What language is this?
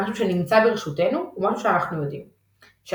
Hebrew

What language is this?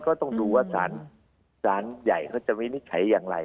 Thai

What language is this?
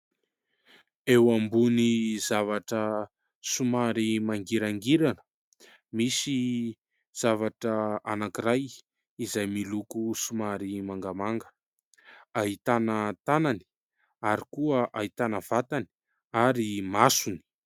Malagasy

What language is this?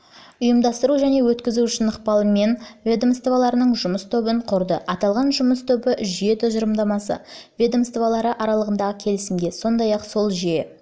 Kazakh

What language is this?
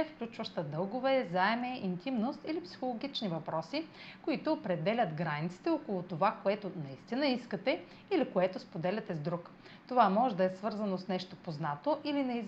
Bulgarian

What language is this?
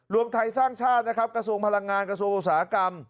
Thai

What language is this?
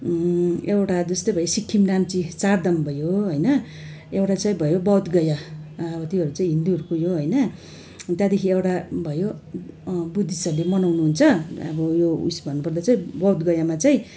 Nepali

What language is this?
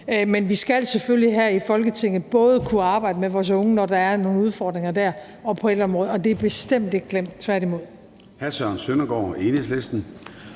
Danish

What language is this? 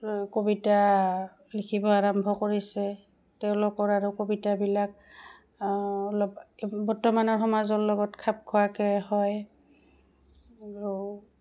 Assamese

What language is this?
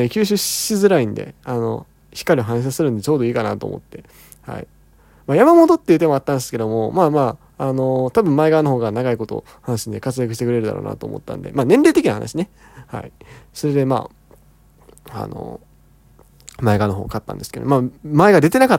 Japanese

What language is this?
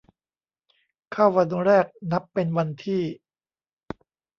Thai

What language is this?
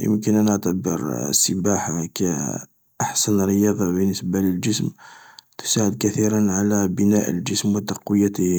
Algerian Arabic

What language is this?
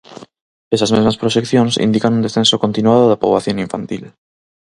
Galician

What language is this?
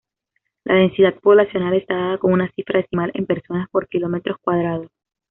Spanish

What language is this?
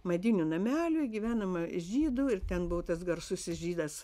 Lithuanian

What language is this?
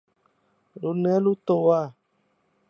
Thai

